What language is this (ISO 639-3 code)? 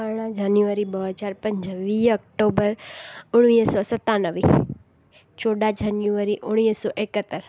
snd